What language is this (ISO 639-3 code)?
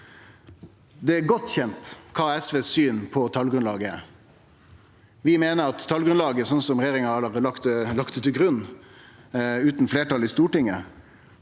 nor